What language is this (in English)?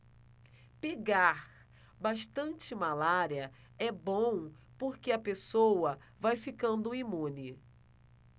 Portuguese